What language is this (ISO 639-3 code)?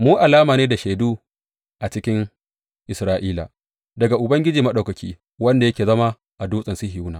hau